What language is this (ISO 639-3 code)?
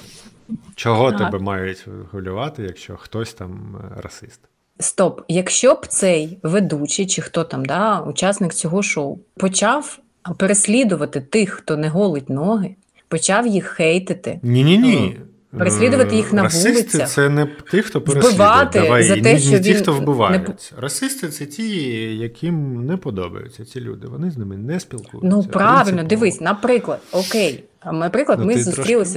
ukr